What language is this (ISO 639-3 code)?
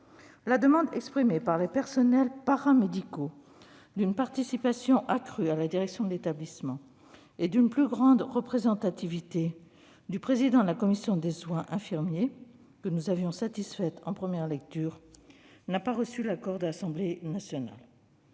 fra